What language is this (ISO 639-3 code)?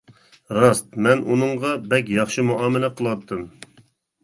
uig